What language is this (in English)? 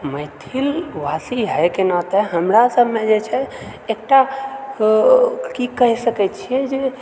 Maithili